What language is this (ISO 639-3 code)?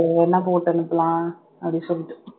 tam